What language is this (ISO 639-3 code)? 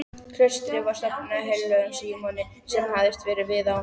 isl